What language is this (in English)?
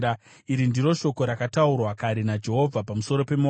Shona